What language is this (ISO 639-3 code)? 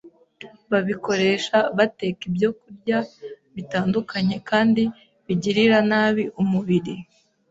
kin